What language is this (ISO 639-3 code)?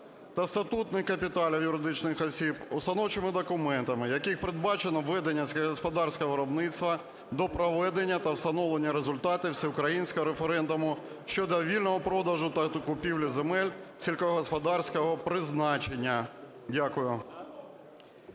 ukr